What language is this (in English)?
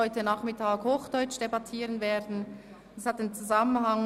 Swiss German